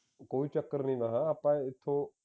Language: Punjabi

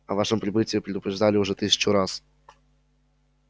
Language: Russian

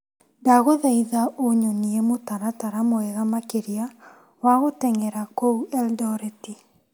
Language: Kikuyu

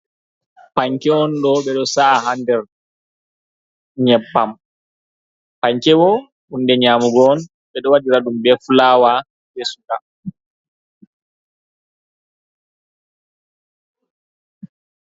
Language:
Fula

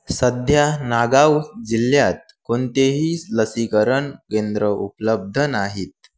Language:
Marathi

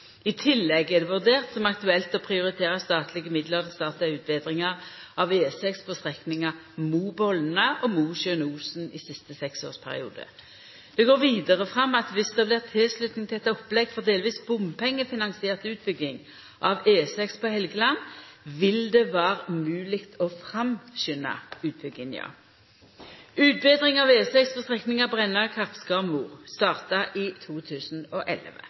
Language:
Norwegian Nynorsk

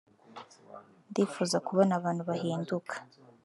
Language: Kinyarwanda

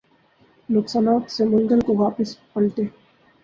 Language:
Urdu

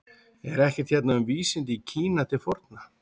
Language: Icelandic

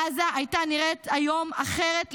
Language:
Hebrew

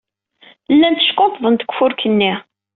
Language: Kabyle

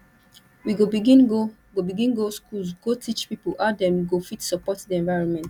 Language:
Nigerian Pidgin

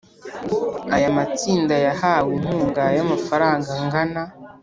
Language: Kinyarwanda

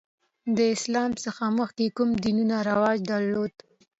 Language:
Pashto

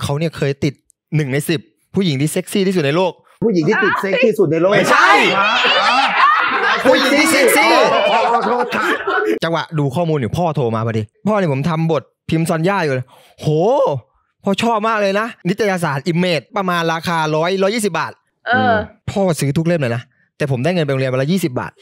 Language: Thai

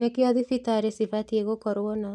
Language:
Kikuyu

